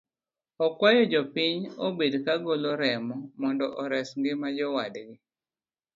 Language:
Luo (Kenya and Tanzania)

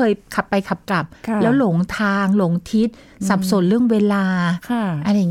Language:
Thai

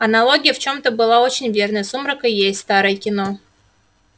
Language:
Russian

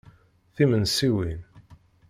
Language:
Kabyle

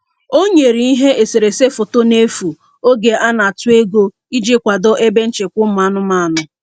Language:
Igbo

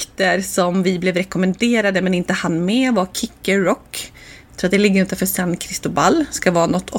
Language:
Swedish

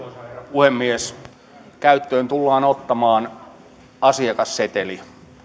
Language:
Finnish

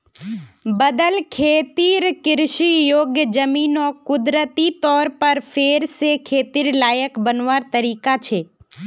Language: Magahi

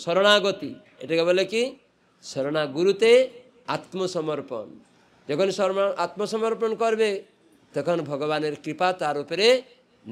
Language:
Bangla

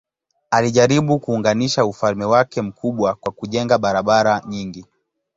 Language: Swahili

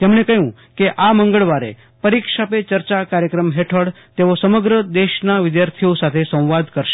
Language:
Gujarati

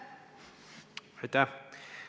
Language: Estonian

